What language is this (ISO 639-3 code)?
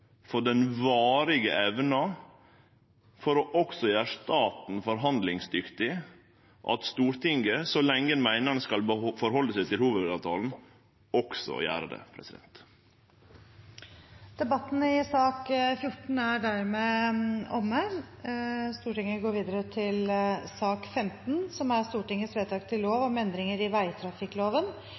nor